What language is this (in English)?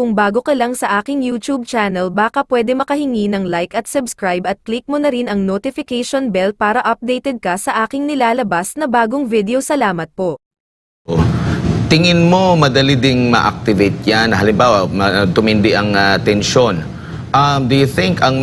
Filipino